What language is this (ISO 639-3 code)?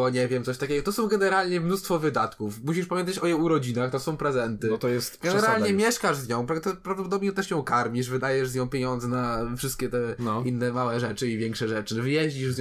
pol